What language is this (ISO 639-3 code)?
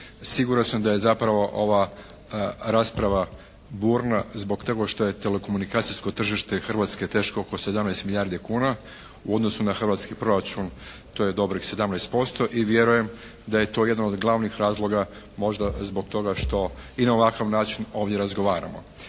hrv